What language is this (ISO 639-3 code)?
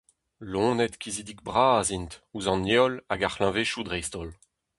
bre